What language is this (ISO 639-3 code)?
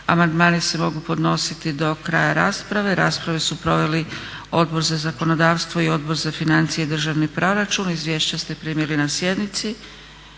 hrv